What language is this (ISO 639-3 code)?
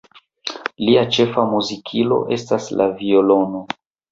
epo